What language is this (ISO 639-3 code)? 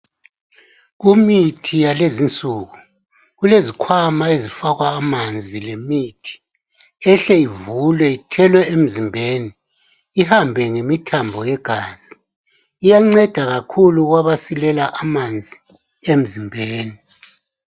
nde